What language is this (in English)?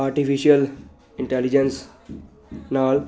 Punjabi